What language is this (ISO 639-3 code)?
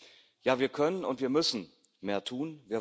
deu